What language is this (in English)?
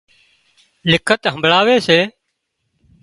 Wadiyara Koli